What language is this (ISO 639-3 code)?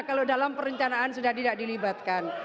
ind